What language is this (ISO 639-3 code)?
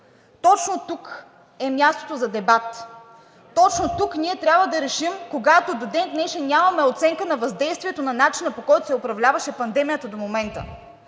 bul